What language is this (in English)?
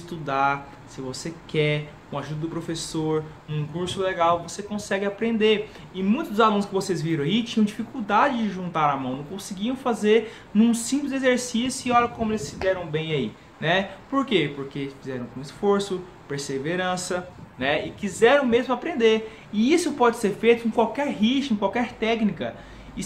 Portuguese